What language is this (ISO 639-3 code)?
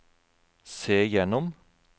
nor